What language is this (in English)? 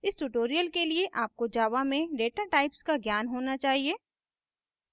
Hindi